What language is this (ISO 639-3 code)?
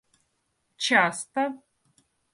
rus